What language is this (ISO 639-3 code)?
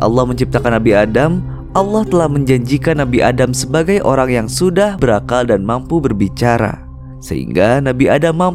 ind